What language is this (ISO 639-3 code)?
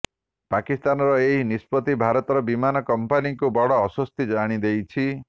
ori